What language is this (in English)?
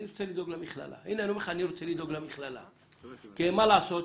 Hebrew